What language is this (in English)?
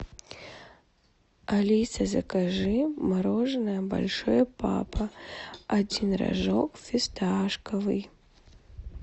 Russian